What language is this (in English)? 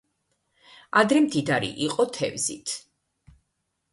Georgian